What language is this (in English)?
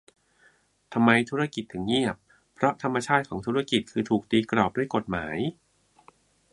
Thai